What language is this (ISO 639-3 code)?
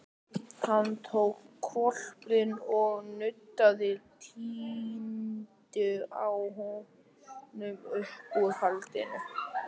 isl